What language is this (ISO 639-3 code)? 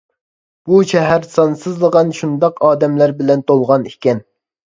uig